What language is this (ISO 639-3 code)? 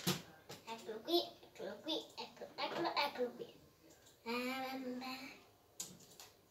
ita